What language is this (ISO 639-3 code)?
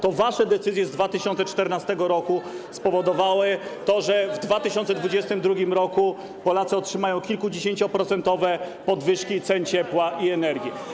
pol